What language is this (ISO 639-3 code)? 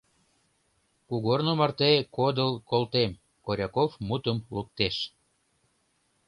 chm